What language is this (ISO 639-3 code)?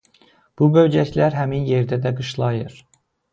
aze